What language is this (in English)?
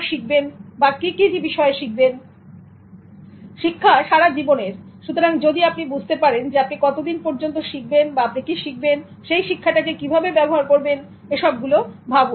Bangla